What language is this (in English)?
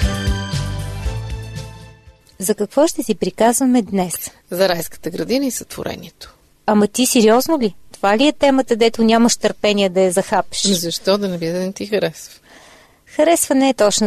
Bulgarian